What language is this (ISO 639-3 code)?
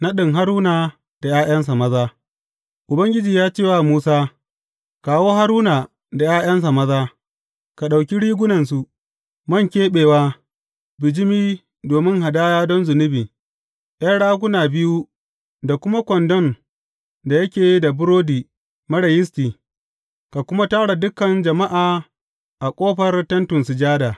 hau